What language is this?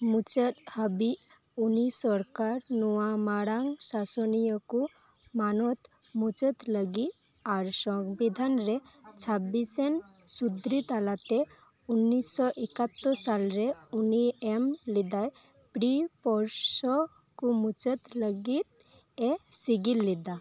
Santali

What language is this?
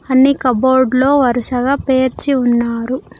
Telugu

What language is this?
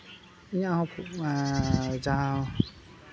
Santali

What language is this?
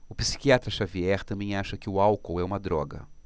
Portuguese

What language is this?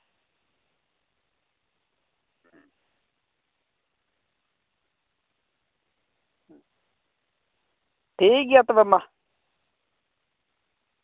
Santali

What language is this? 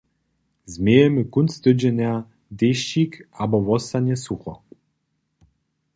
Upper Sorbian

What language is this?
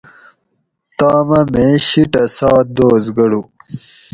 Gawri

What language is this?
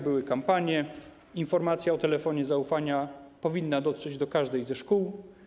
Polish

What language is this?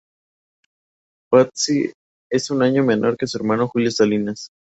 Spanish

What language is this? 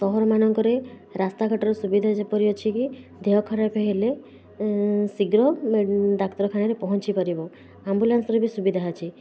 Odia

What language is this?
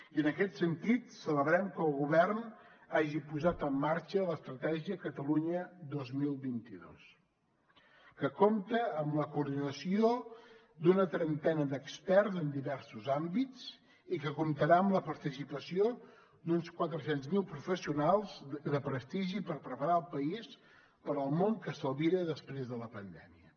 Catalan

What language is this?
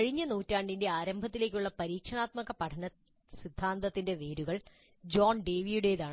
Malayalam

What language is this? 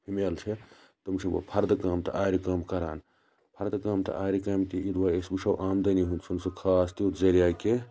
Kashmiri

